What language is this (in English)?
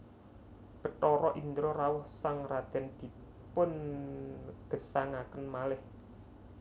Javanese